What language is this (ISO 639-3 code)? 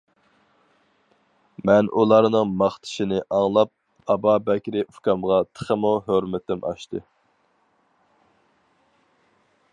uig